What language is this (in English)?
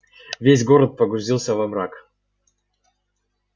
Russian